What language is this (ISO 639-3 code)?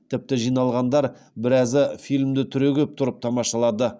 kaz